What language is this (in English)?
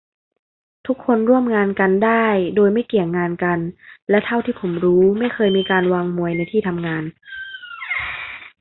Thai